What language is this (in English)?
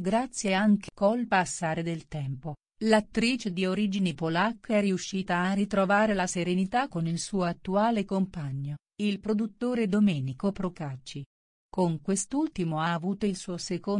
Italian